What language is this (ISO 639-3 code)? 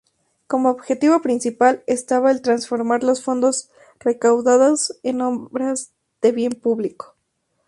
spa